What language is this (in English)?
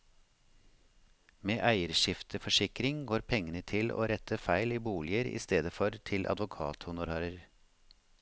Norwegian